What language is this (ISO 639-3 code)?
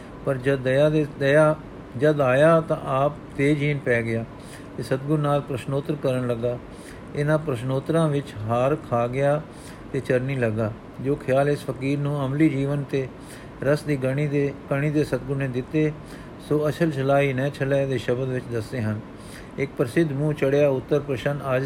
pan